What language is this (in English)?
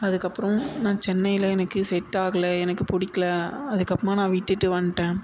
Tamil